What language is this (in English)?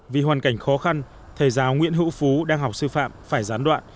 Vietnamese